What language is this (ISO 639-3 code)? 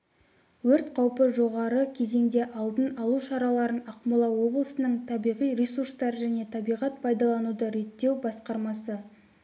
kaz